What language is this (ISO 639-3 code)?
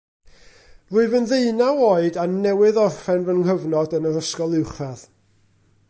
cym